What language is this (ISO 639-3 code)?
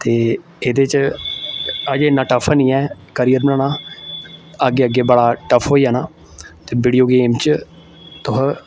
doi